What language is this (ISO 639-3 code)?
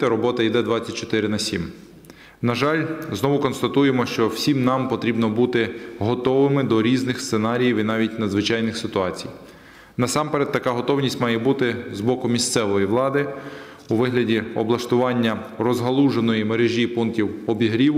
ukr